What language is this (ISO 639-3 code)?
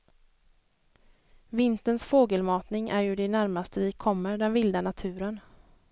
swe